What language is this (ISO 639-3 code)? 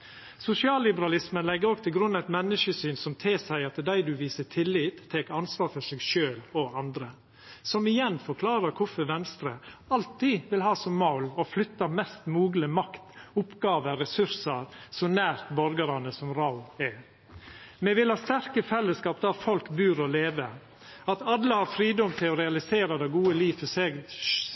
nno